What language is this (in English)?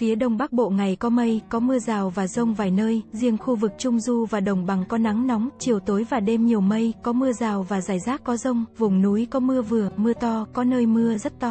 Vietnamese